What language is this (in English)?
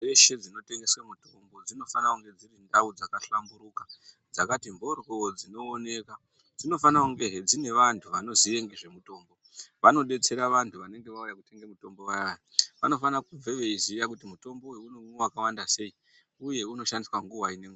Ndau